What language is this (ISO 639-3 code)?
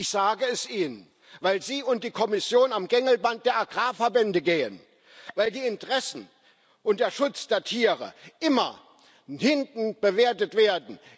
deu